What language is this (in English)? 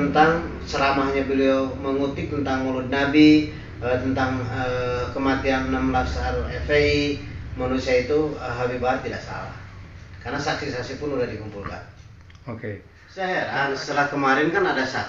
Indonesian